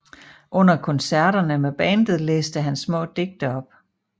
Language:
Danish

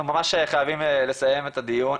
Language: Hebrew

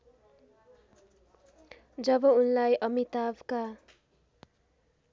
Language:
Nepali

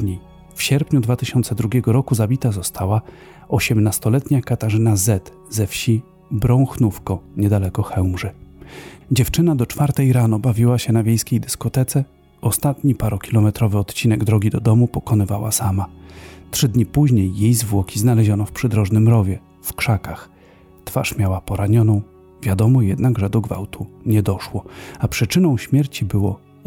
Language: Polish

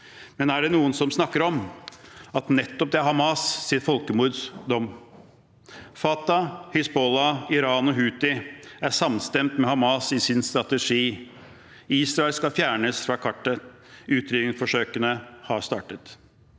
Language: Norwegian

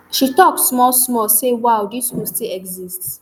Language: Nigerian Pidgin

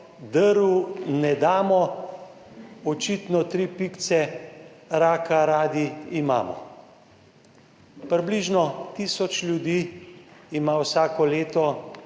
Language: Slovenian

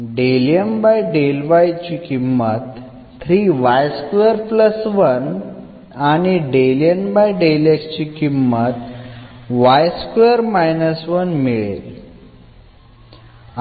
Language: Marathi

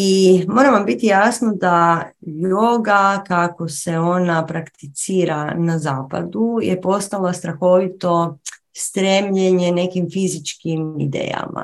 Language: Croatian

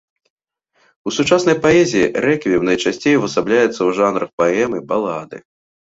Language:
Belarusian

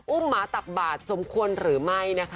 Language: Thai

